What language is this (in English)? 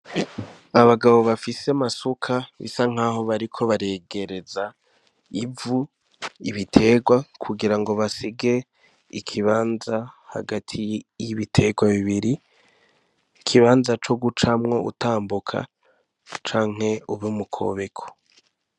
Rundi